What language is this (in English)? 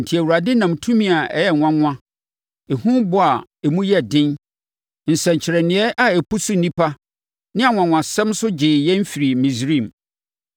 Akan